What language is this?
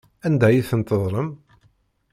Kabyle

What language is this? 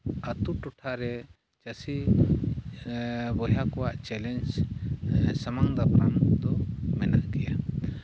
Santali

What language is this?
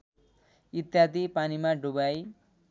Nepali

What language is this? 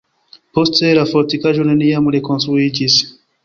Esperanto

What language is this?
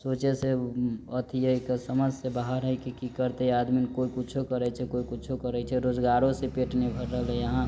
Maithili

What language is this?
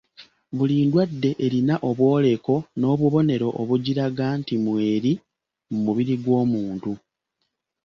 Ganda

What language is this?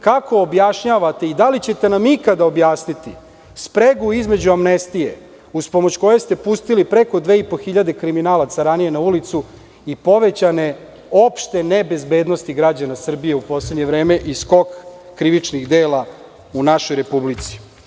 Serbian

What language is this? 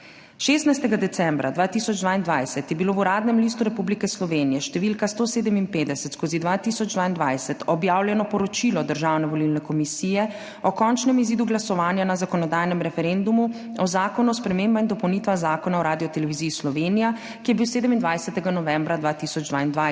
Slovenian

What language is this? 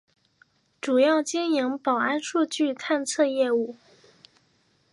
Chinese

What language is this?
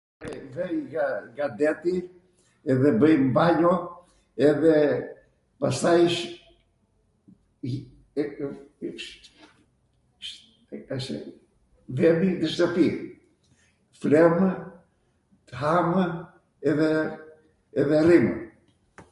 Arvanitika Albanian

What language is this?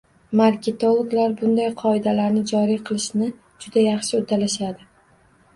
Uzbek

